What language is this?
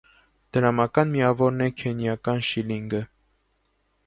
Armenian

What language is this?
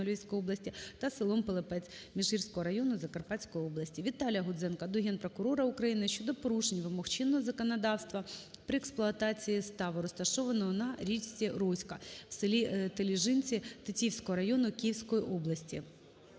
Ukrainian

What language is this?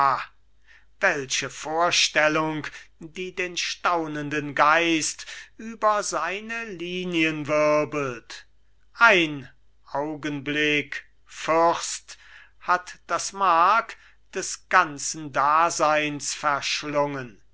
German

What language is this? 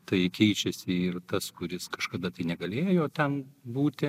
Lithuanian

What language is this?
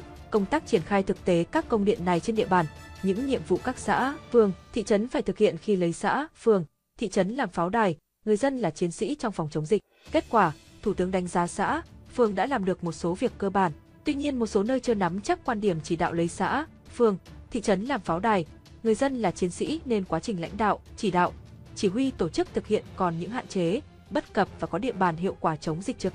Vietnamese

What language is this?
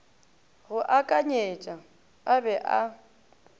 Northern Sotho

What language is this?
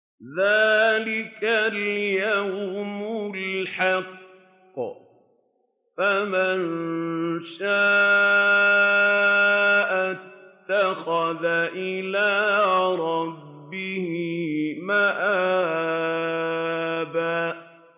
Arabic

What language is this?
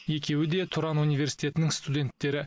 Kazakh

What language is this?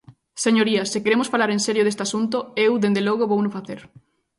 Galician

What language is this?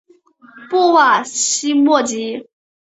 Chinese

